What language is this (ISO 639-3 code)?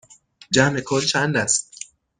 fas